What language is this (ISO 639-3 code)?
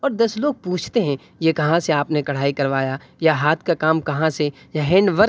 urd